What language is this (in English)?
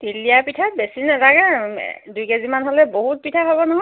Assamese